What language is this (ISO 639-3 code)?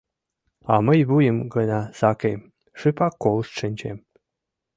chm